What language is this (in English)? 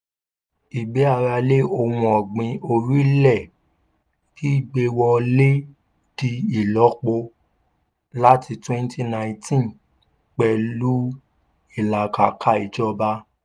Yoruba